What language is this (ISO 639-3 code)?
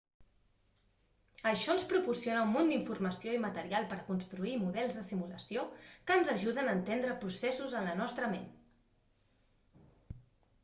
cat